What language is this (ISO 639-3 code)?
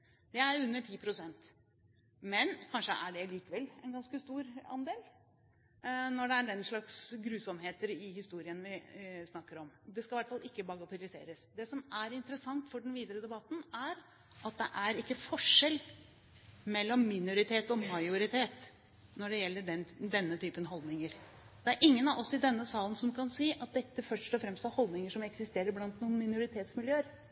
nob